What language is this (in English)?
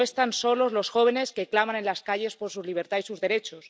Spanish